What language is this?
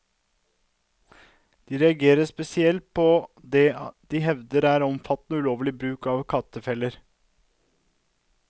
Norwegian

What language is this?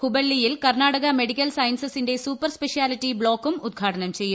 Malayalam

